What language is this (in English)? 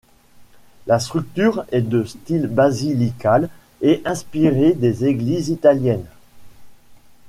French